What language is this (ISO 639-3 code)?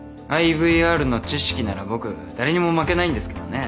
jpn